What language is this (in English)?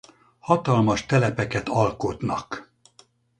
Hungarian